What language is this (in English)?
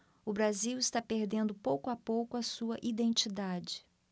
Portuguese